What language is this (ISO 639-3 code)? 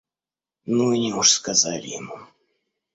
rus